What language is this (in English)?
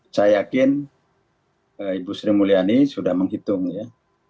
Indonesian